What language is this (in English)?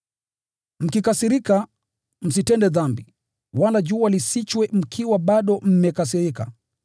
Swahili